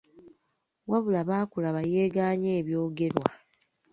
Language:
Ganda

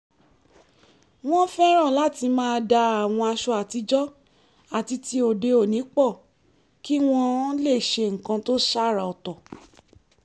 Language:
Yoruba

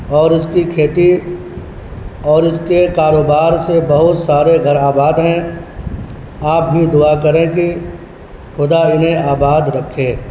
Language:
Urdu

